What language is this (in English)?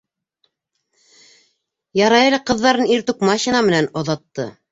Bashkir